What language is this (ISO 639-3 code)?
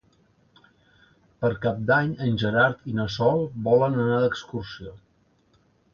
cat